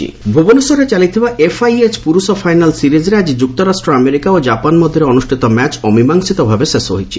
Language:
Odia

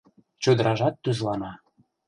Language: Mari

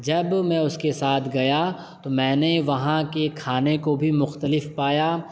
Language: Urdu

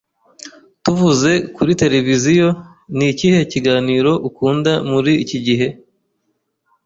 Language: Kinyarwanda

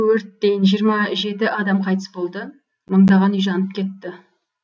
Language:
Kazakh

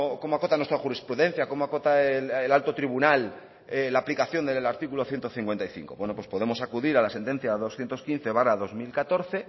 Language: Spanish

